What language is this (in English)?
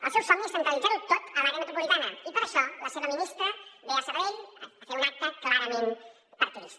Catalan